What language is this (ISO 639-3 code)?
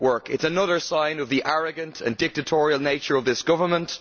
eng